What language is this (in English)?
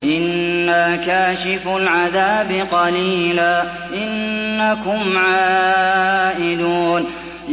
Arabic